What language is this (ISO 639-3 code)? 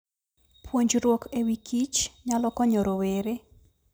luo